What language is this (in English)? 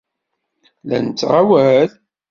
Kabyle